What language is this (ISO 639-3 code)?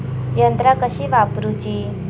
mar